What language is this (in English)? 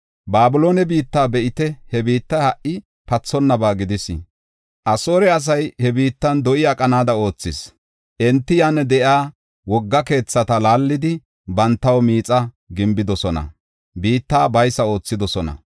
Gofa